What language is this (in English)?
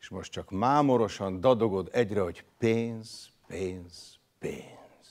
Hungarian